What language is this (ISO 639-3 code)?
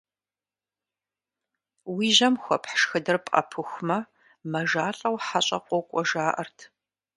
kbd